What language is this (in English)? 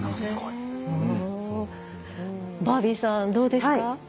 Japanese